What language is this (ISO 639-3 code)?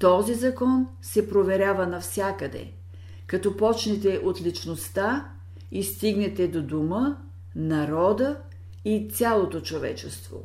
bul